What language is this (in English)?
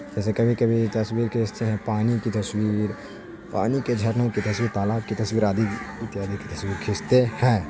Urdu